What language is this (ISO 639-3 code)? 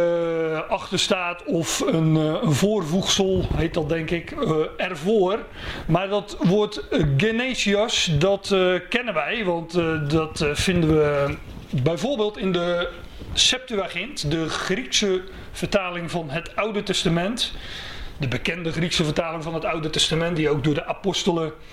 nld